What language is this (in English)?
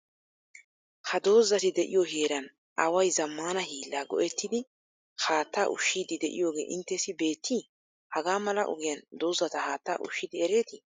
Wolaytta